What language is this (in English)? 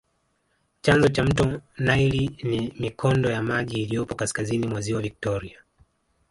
Swahili